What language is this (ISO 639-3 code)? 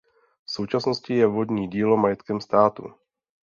ces